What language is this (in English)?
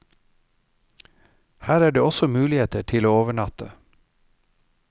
Norwegian